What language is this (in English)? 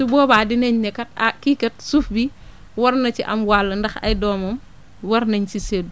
Wolof